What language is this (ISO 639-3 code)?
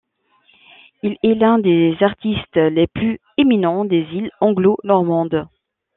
fra